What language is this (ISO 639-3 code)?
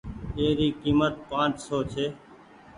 gig